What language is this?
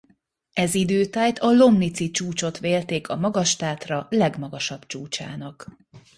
Hungarian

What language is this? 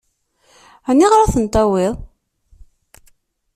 Kabyle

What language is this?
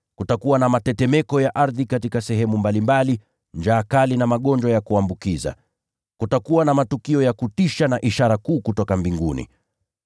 Swahili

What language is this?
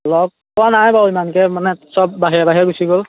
Assamese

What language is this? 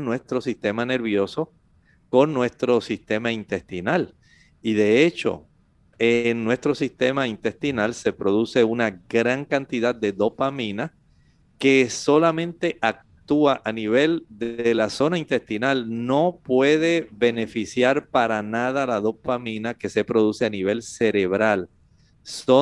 Spanish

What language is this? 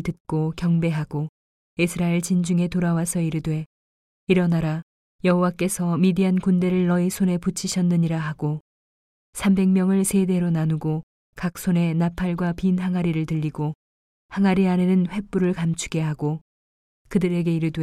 Korean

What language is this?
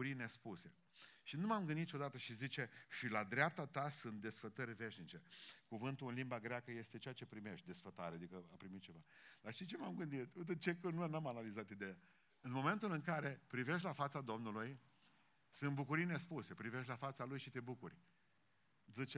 Romanian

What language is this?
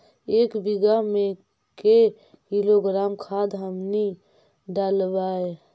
Magahi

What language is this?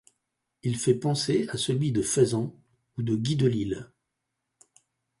French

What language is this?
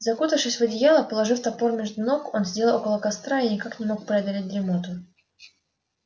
Russian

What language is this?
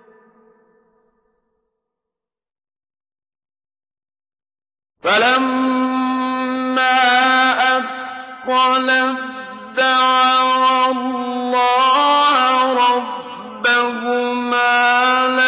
Arabic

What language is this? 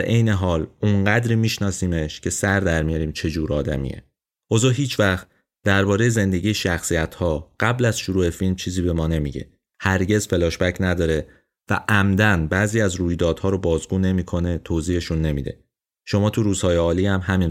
Persian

